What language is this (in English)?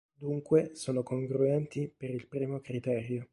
Italian